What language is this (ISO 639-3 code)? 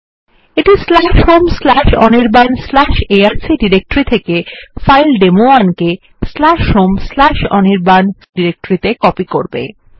ben